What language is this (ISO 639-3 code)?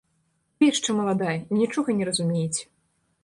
bel